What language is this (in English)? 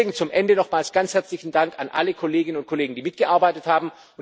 German